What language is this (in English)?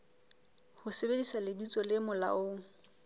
Southern Sotho